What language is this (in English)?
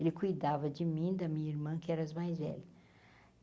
Portuguese